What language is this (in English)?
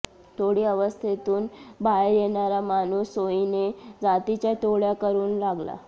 Marathi